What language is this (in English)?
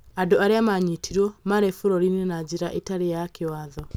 Kikuyu